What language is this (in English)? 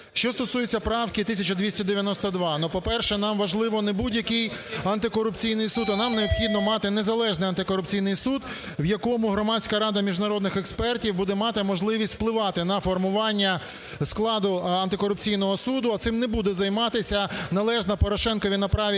Ukrainian